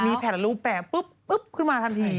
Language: Thai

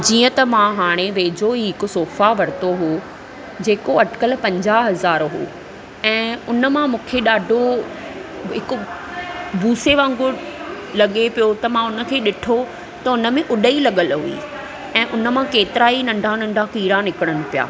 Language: Sindhi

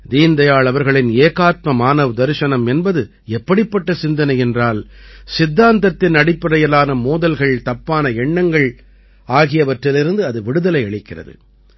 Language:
Tamil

